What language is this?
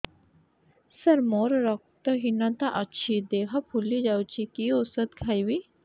Odia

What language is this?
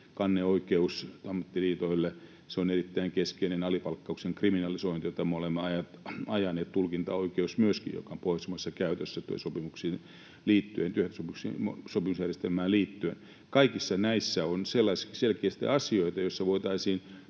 Finnish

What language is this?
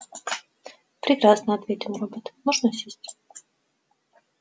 Russian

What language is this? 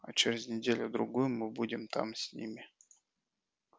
Russian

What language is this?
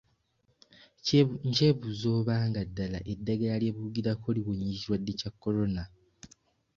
Ganda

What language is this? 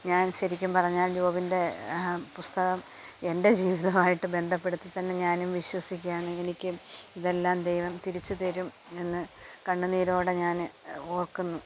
Malayalam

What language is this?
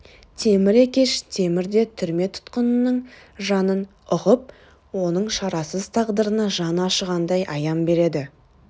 Kazakh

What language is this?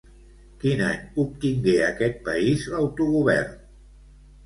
Catalan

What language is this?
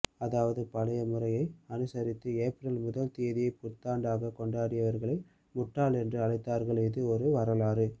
Tamil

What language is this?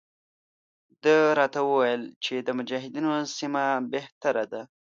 Pashto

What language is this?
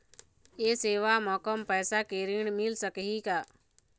Chhattisgarhi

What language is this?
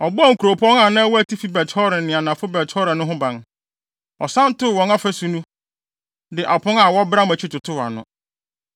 Akan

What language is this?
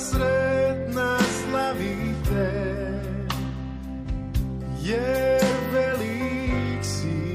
Croatian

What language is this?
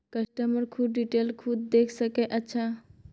Maithili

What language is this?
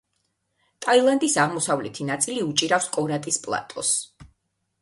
Georgian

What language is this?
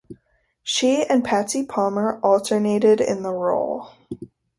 English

